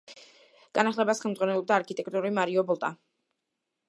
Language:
Georgian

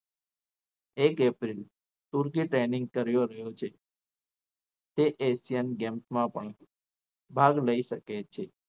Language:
Gujarati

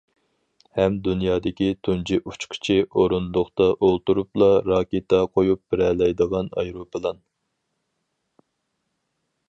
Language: Uyghur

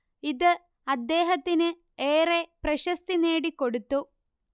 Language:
Malayalam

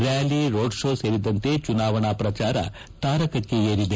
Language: Kannada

